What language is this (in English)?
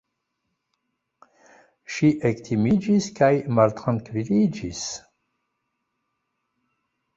Esperanto